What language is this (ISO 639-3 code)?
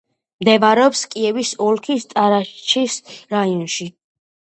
kat